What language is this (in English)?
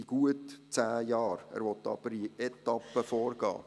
Swiss German